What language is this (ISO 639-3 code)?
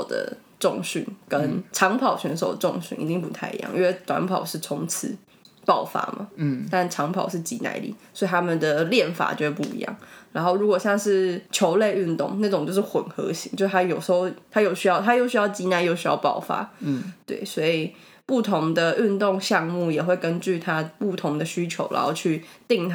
zho